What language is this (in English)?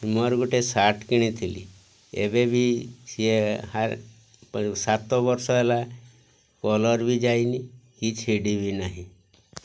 Odia